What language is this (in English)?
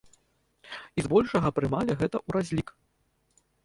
Belarusian